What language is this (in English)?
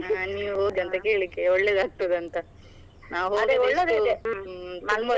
Kannada